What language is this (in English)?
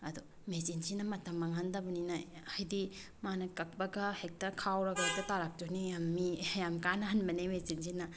Manipuri